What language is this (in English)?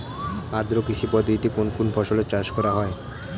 Bangla